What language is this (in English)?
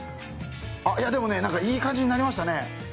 Japanese